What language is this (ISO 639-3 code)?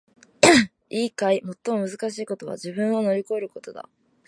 jpn